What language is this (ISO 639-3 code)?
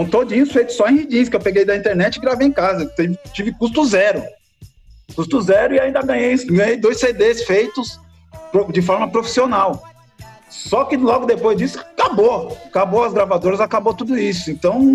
por